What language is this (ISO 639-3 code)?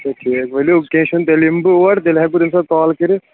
kas